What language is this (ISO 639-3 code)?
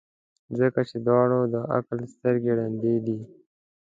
pus